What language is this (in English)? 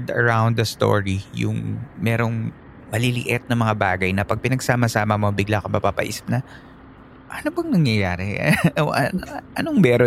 Filipino